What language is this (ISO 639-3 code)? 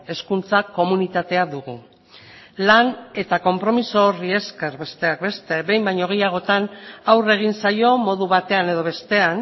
eus